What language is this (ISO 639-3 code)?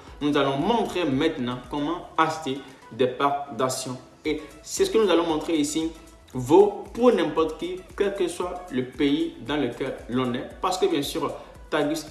fra